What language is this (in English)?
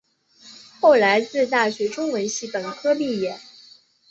Chinese